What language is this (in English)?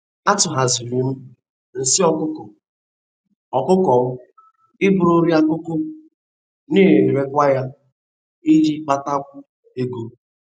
Igbo